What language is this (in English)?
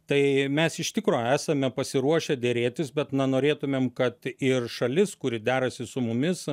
Lithuanian